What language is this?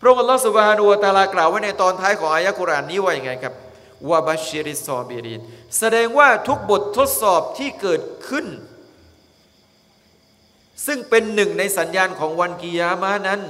Thai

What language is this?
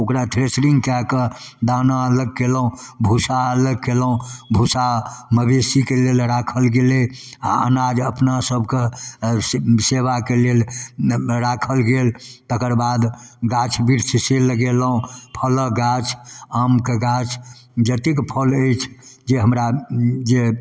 Maithili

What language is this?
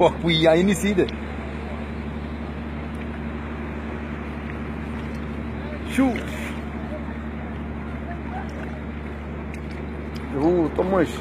Arabic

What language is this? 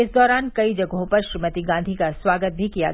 Hindi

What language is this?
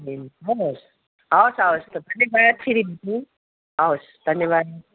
Nepali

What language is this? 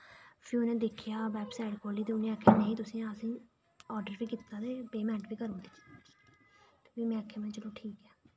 Dogri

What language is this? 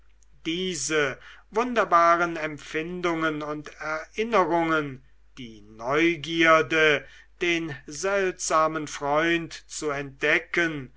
German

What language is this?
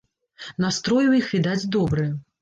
Belarusian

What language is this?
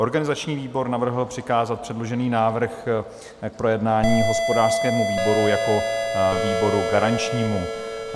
Czech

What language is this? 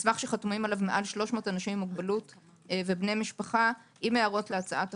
Hebrew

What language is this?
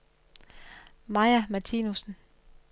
Danish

